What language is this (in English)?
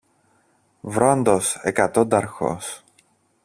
Greek